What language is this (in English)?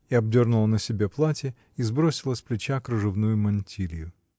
Russian